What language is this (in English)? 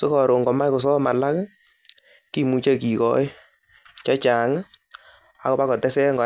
Kalenjin